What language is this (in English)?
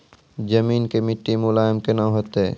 Maithili